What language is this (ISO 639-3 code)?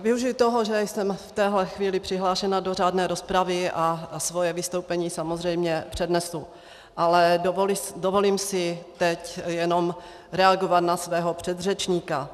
ces